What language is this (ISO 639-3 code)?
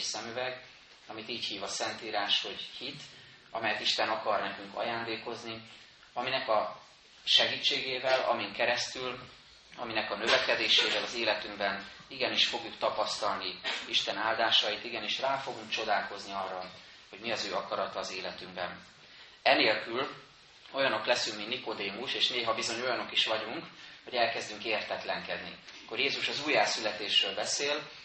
hun